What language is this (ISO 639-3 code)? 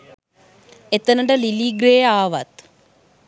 sin